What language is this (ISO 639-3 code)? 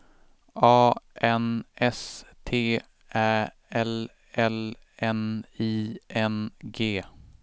swe